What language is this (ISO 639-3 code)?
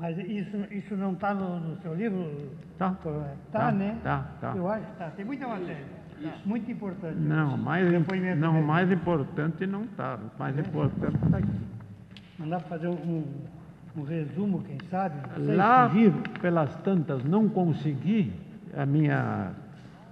por